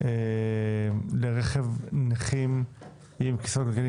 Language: Hebrew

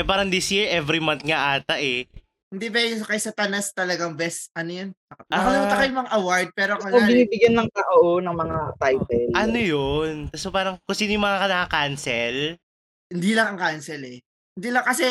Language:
Filipino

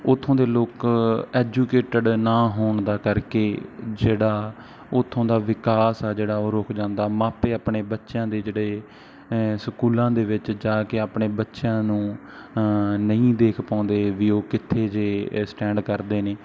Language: Punjabi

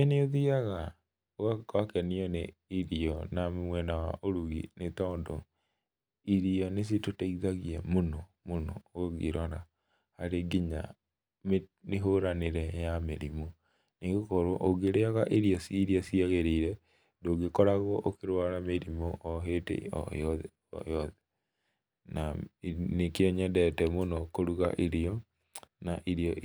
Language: Kikuyu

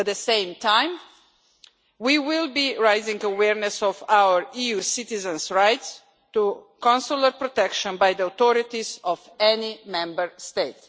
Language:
English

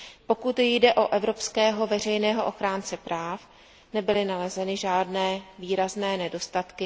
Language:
Czech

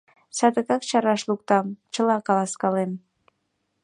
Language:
Mari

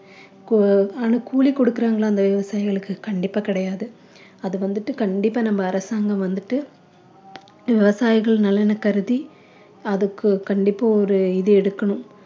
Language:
Tamil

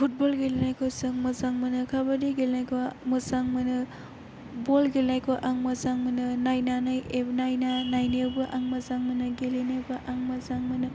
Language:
Bodo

